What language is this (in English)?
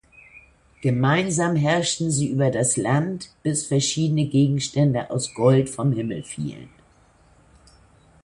German